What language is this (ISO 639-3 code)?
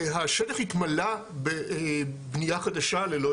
heb